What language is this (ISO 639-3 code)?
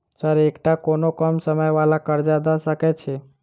mai